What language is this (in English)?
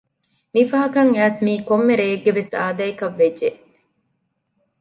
Divehi